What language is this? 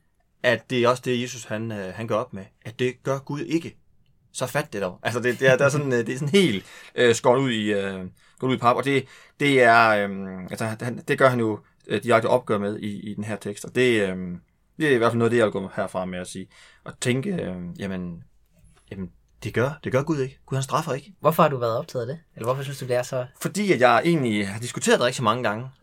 Danish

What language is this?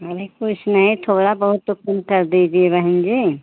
Hindi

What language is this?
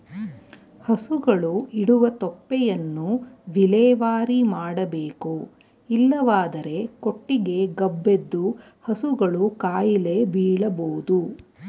Kannada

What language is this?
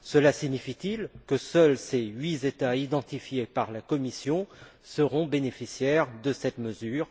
French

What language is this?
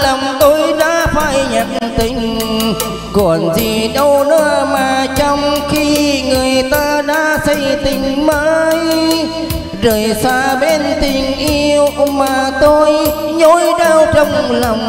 Vietnamese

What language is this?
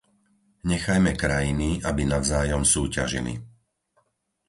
Slovak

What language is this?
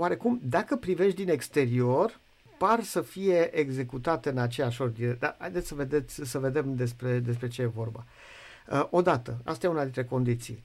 Romanian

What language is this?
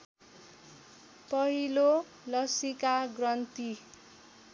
Nepali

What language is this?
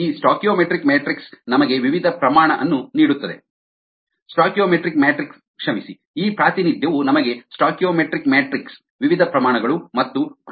Kannada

